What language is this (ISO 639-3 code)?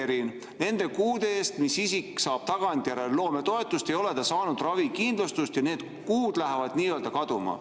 est